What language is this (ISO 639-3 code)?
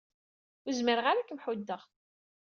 kab